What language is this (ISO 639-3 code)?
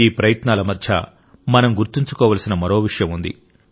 tel